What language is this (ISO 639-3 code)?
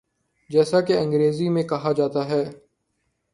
urd